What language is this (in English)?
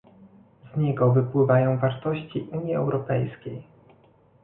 Polish